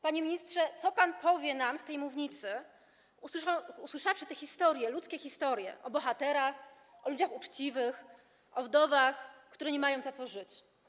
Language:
Polish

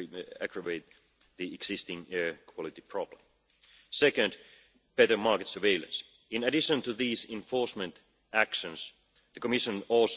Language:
English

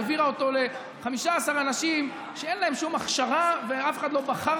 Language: Hebrew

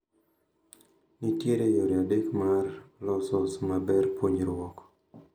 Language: Luo (Kenya and Tanzania)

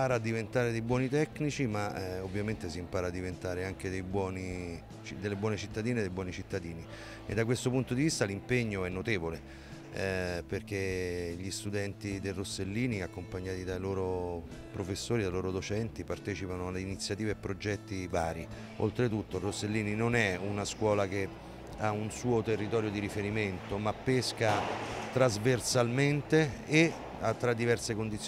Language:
Italian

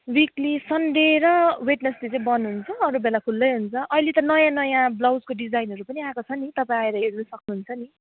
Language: Nepali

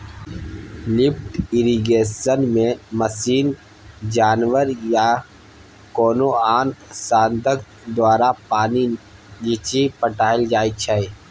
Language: Maithili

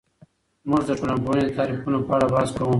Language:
Pashto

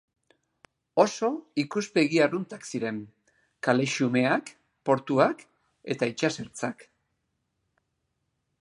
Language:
Basque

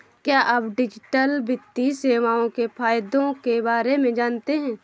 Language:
Hindi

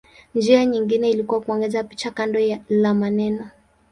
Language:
Swahili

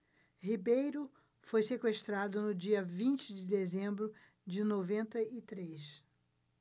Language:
Portuguese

